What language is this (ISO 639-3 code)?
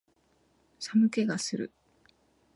jpn